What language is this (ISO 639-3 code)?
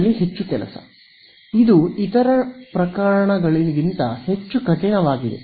kan